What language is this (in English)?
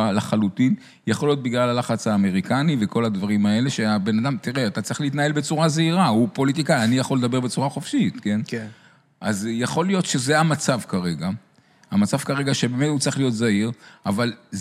Hebrew